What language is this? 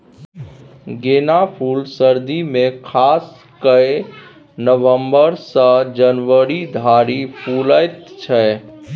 Maithili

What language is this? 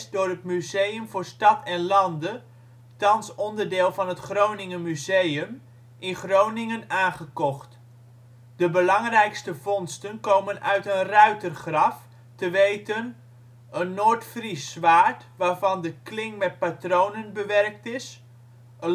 Dutch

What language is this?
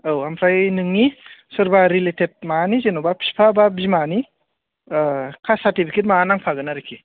Bodo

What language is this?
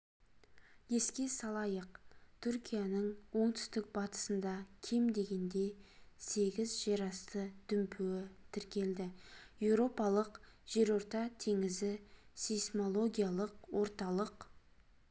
Kazakh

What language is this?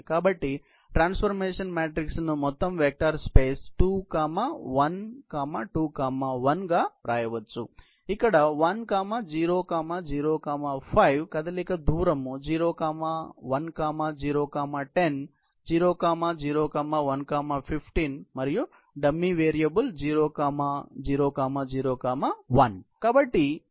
Telugu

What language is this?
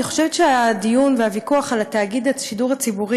Hebrew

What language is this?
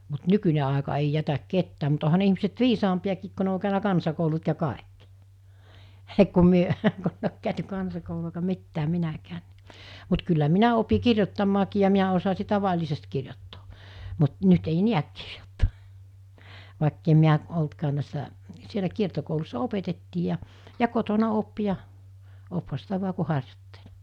Finnish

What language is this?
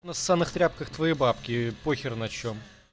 Russian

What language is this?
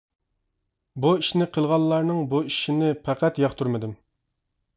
Uyghur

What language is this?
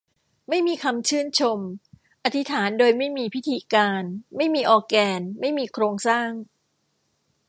Thai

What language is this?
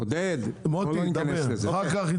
Hebrew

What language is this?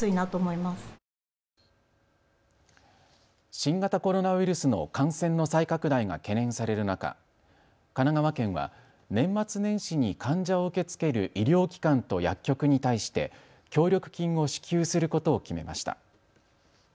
Japanese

